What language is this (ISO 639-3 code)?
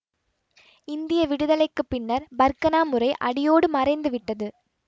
tam